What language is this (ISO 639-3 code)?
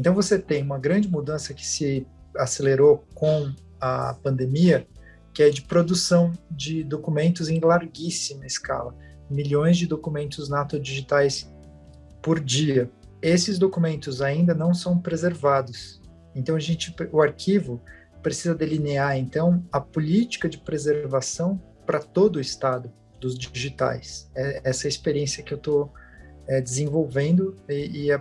por